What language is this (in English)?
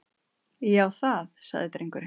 Icelandic